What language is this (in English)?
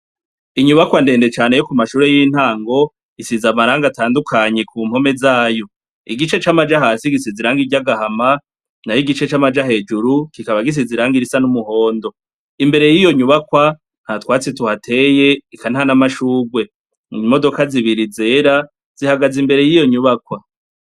Rundi